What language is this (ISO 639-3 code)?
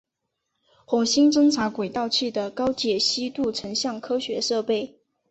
zho